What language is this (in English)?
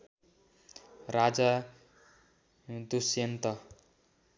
Nepali